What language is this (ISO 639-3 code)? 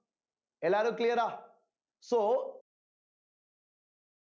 tam